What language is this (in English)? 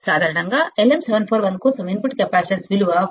Telugu